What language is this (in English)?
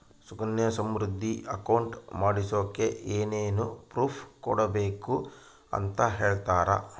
Kannada